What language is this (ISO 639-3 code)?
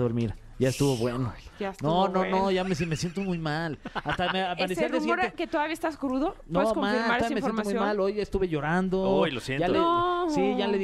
spa